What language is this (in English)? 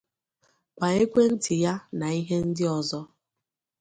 Igbo